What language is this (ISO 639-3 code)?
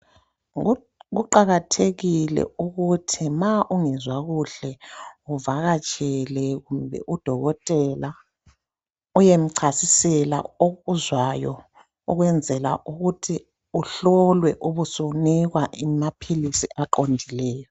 nde